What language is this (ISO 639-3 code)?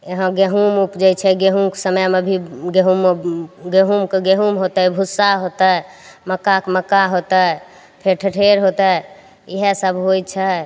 mai